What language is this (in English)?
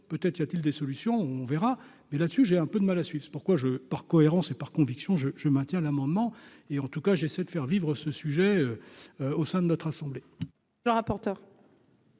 French